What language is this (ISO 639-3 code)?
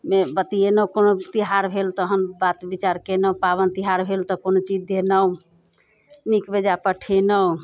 mai